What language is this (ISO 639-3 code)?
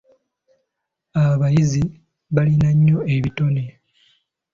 lug